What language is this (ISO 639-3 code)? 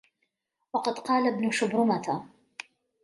ara